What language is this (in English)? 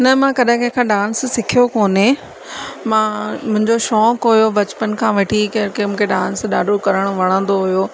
Sindhi